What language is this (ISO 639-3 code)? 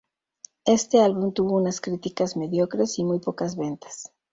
spa